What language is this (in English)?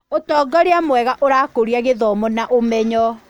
Kikuyu